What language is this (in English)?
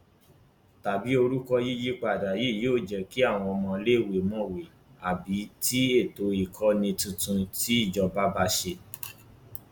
Yoruba